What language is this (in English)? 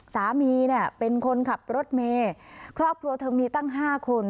Thai